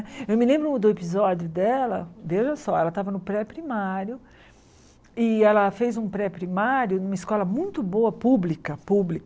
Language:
Portuguese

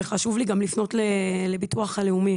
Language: Hebrew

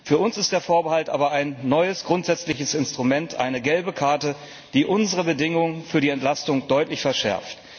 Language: German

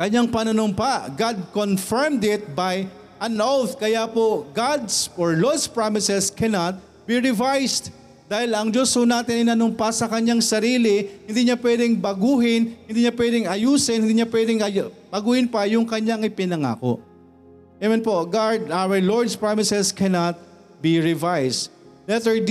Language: Filipino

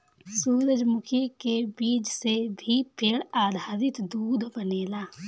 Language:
Bhojpuri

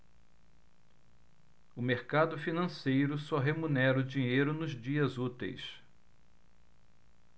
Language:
Portuguese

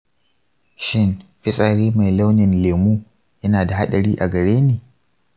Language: Hausa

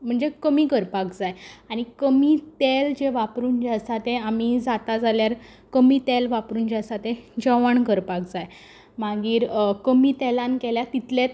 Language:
Konkani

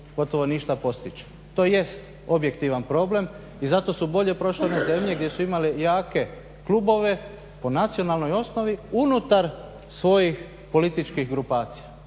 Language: Croatian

